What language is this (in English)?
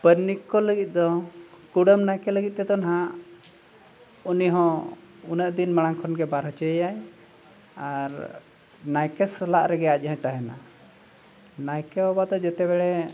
Santali